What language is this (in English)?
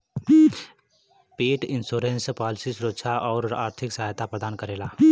Bhojpuri